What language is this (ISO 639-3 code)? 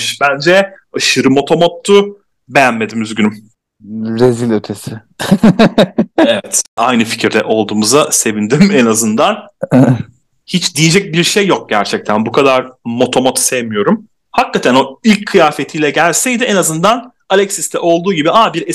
tur